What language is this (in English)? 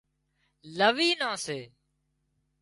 Wadiyara Koli